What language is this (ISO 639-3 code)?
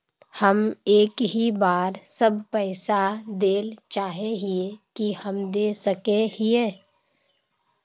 mag